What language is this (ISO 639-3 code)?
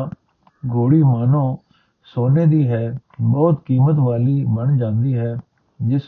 pan